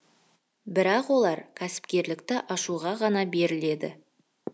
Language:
Kazakh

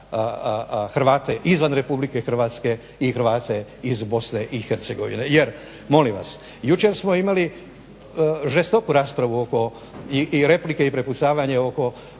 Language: Croatian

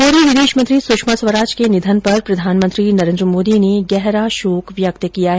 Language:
Hindi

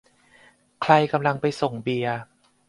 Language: Thai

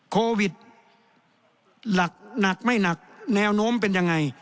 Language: Thai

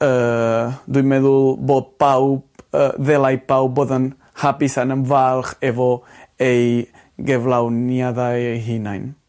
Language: Welsh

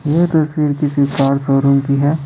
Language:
Hindi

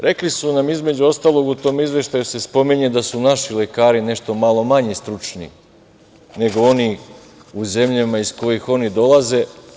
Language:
Serbian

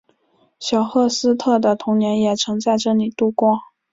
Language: Chinese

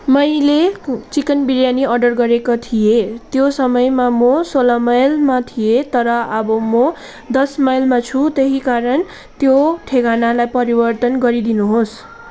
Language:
Nepali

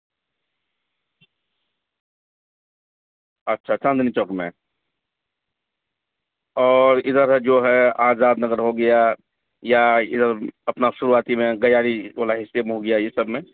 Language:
Urdu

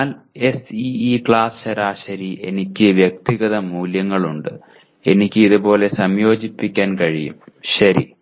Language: Malayalam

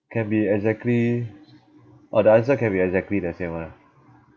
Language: English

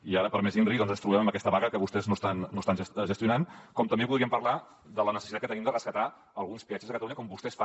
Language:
Catalan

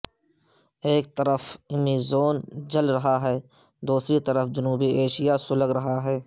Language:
Urdu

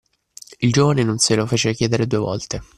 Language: Italian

